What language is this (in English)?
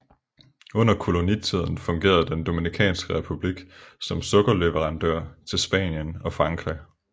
Danish